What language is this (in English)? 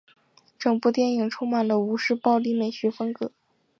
Chinese